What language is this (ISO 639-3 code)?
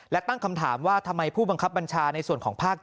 tha